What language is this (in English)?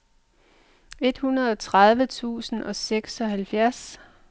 Danish